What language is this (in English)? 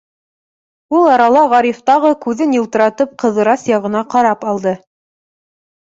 Bashkir